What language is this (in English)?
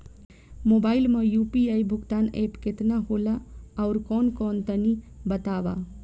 Bhojpuri